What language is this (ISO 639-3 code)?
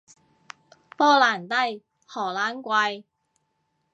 yue